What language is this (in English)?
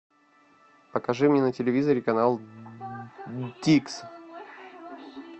Russian